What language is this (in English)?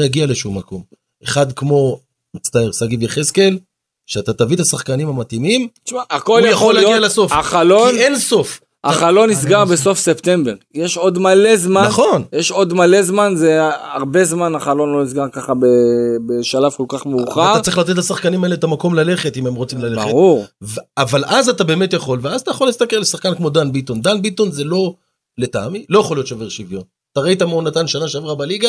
Hebrew